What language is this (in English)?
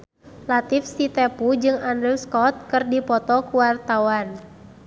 Sundanese